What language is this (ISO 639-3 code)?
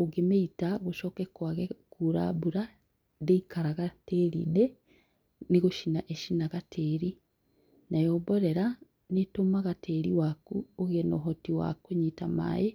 kik